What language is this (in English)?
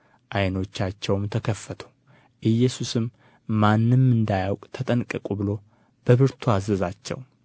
Amharic